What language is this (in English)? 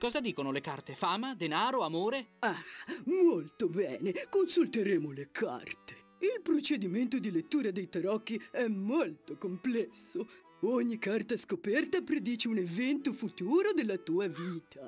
Italian